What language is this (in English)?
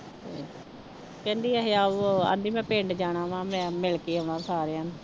Punjabi